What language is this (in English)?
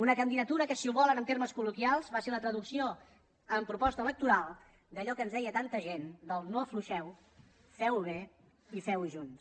Catalan